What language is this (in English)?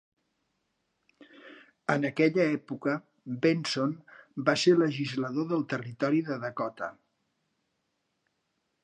Catalan